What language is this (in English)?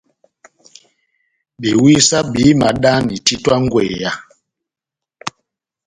Batanga